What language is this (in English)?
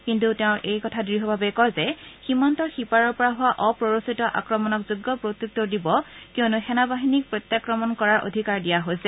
Assamese